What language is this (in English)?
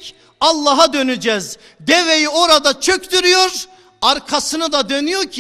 Turkish